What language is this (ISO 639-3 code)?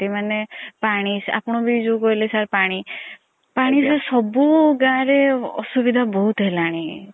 ori